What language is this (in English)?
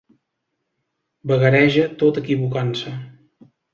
Catalan